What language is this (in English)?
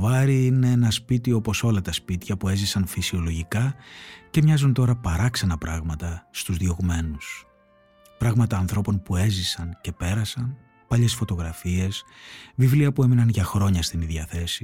Greek